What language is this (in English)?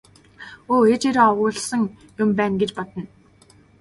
Mongolian